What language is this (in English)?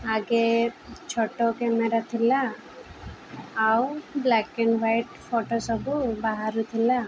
Odia